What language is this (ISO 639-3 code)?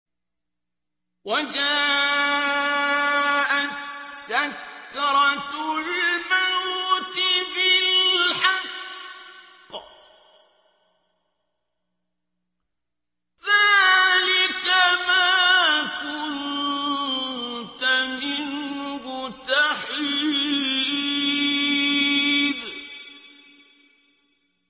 ara